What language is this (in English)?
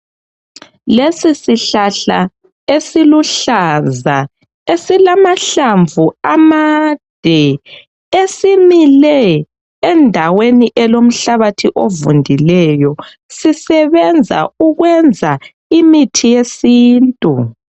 North Ndebele